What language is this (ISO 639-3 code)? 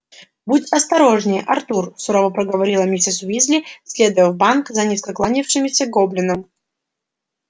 rus